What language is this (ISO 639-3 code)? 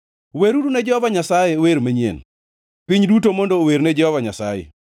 luo